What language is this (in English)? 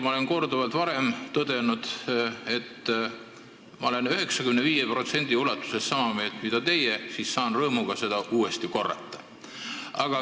Estonian